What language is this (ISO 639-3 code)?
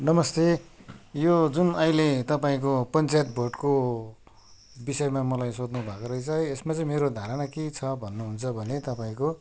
nep